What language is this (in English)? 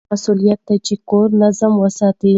Pashto